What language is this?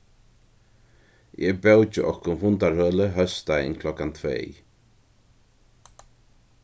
Faroese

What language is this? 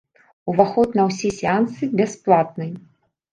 Belarusian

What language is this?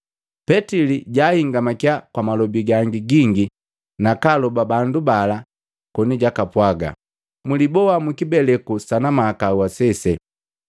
Matengo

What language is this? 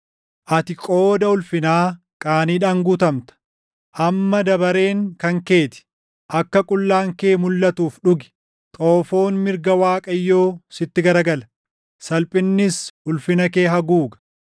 Oromo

